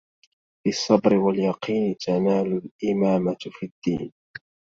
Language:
Arabic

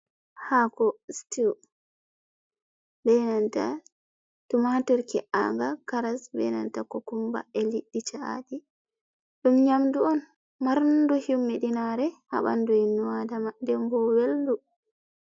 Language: Fula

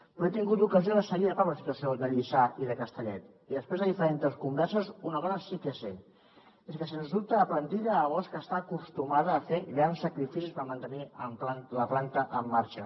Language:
Catalan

